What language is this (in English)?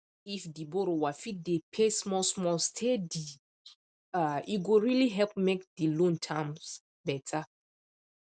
Nigerian Pidgin